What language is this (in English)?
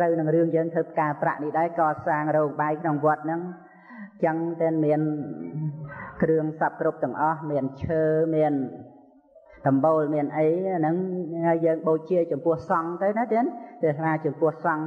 Vietnamese